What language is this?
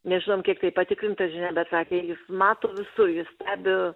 Lithuanian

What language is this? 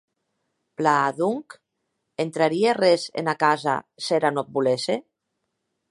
Occitan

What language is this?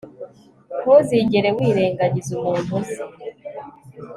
Kinyarwanda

